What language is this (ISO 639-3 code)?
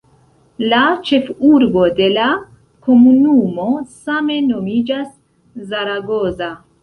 epo